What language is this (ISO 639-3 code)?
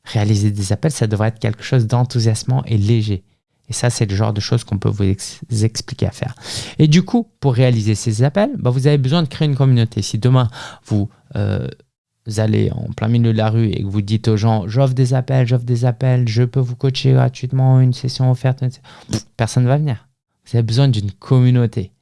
fra